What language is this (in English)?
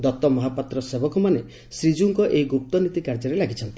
Odia